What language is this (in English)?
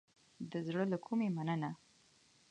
Pashto